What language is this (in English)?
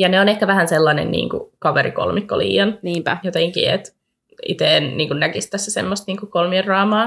Finnish